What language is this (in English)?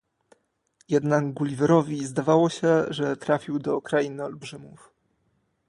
Polish